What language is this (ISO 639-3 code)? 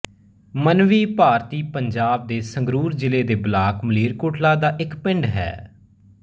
pan